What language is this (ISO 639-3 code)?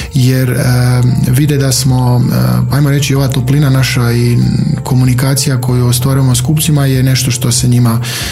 hrv